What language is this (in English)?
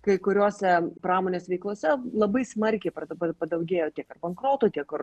Lithuanian